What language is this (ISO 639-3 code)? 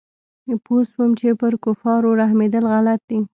pus